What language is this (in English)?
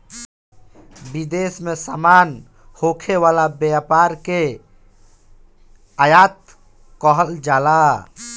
Bhojpuri